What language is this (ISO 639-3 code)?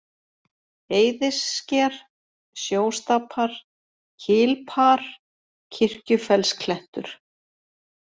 isl